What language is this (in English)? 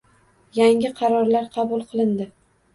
Uzbek